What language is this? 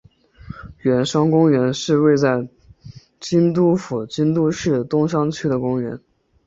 Chinese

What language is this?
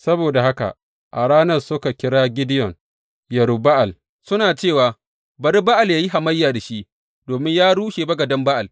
Hausa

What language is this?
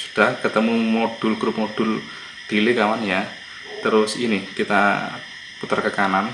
Indonesian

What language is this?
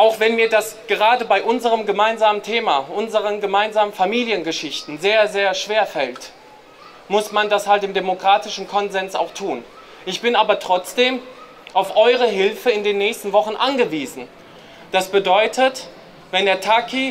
German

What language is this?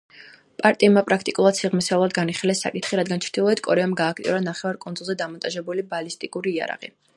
Georgian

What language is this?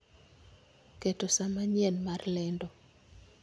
Luo (Kenya and Tanzania)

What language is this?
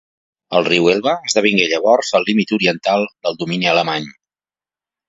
Catalan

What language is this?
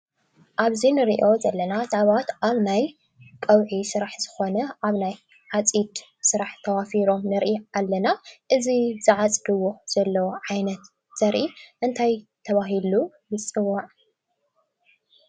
Tigrinya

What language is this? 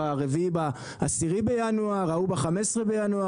Hebrew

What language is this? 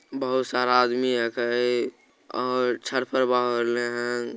Magahi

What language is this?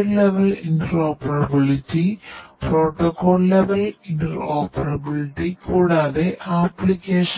Malayalam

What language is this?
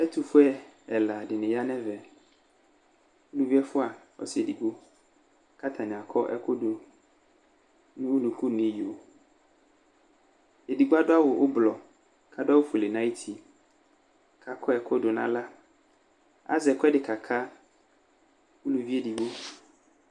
Ikposo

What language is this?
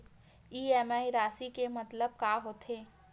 Chhattisgarhi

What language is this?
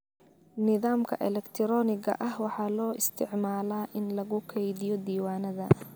Somali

